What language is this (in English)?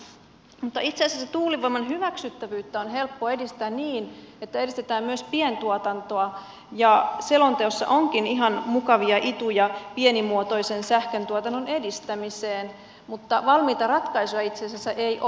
Finnish